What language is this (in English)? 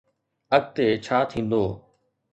Sindhi